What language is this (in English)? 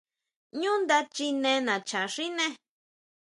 Huautla Mazatec